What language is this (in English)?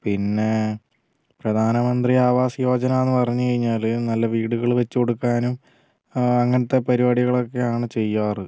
Malayalam